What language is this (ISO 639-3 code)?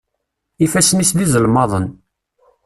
kab